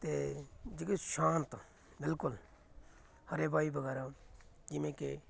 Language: Punjabi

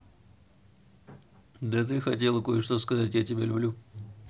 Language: Russian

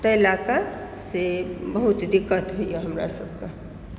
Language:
Maithili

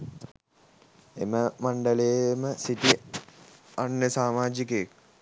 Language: Sinhala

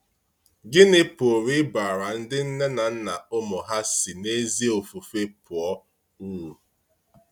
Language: Igbo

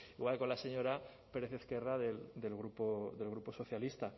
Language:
Spanish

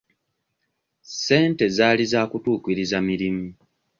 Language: Ganda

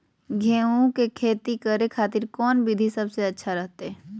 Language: Magahi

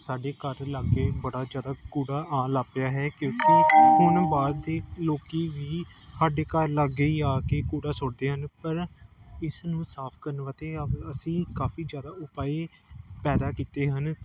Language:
Punjabi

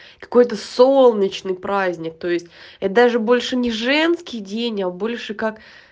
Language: Russian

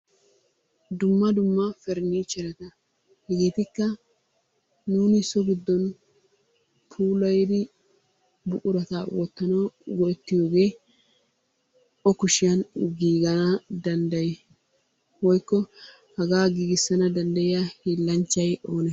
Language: Wolaytta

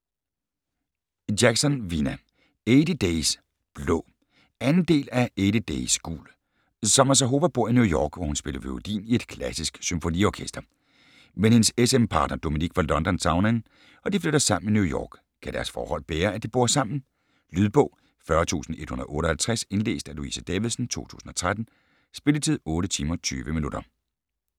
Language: Danish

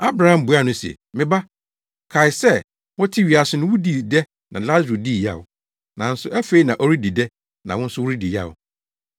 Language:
Akan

